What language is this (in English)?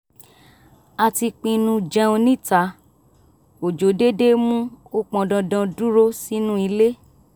Yoruba